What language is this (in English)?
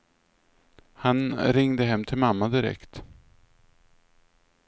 Swedish